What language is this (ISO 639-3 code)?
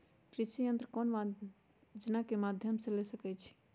mag